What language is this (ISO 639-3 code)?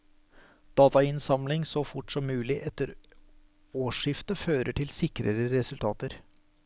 nor